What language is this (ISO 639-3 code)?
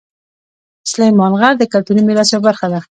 pus